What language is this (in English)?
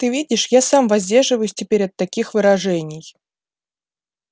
Russian